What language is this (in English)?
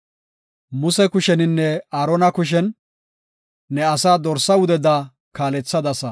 Gofa